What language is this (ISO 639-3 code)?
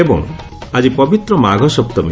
ori